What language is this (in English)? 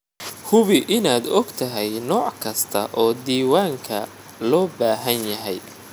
Somali